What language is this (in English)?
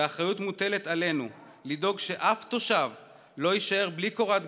Hebrew